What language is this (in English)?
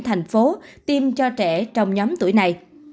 Vietnamese